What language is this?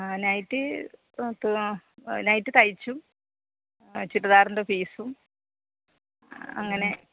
Malayalam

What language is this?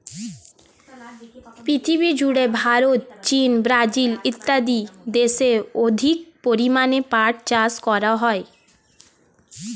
Bangla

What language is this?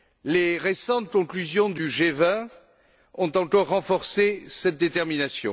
French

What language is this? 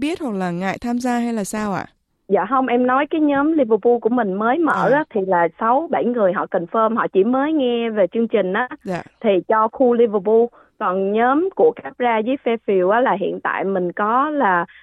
Vietnamese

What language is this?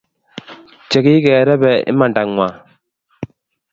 Kalenjin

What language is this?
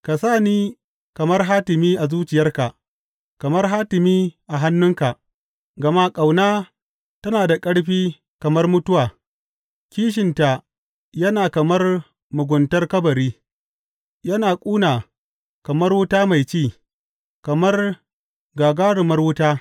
Hausa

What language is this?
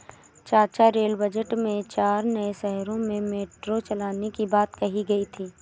Hindi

